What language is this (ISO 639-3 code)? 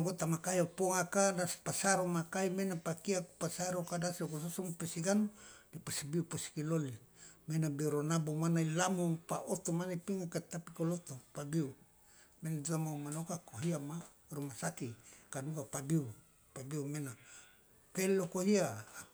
loa